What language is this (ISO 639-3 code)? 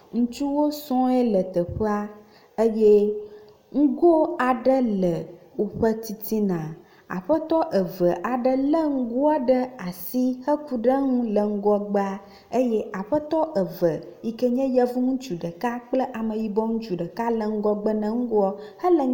ewe